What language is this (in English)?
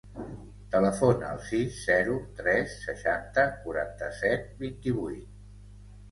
Catalan